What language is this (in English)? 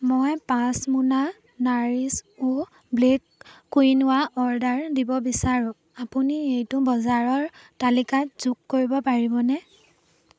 Assamese